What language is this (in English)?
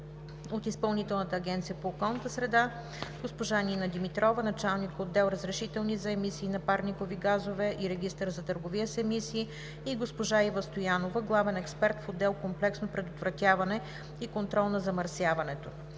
Bulgarian